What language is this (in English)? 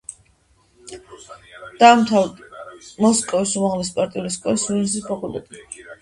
Georgian